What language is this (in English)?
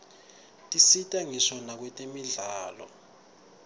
Swati